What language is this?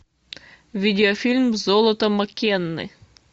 Russian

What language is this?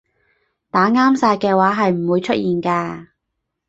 Cantonese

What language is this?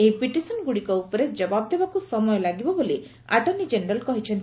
Odia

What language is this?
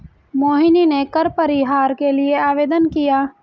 Hindi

